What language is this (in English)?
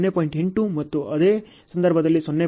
Kannada